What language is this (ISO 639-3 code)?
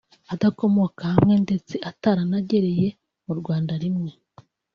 kin